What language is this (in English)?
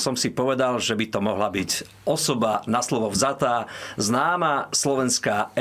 Slovak